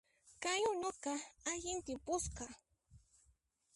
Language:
Puno Quechua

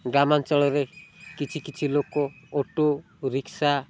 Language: Odia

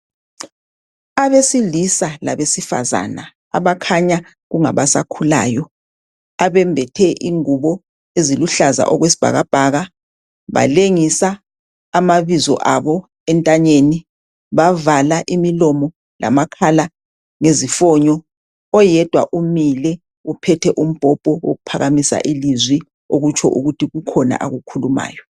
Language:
North Ndebele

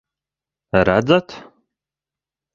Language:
Latvian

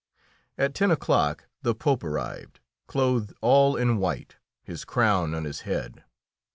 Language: English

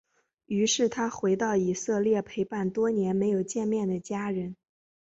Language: Chinese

